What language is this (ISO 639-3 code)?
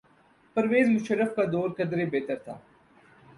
urd